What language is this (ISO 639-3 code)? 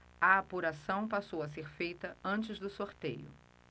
por